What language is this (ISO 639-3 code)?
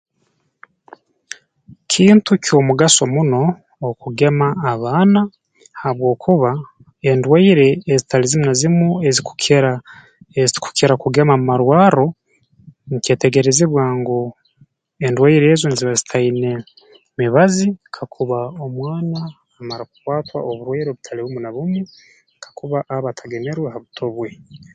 ttj